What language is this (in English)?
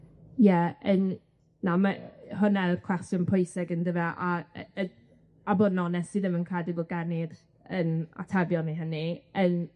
Welsh